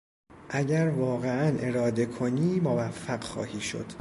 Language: Persian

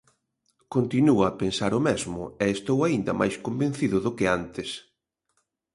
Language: Galician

